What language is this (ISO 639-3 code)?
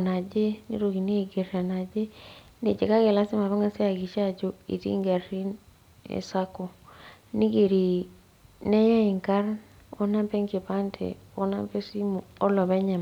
mas